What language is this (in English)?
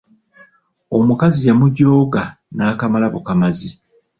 Ganda